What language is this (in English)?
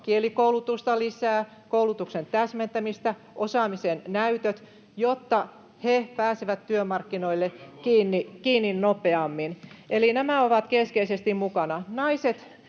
Finnish